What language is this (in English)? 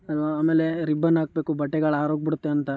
Kannada